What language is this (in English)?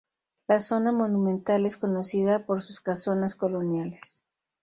Spanish